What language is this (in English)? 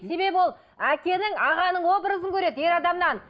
Kazakh